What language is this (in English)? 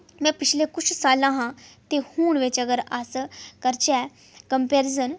Dogri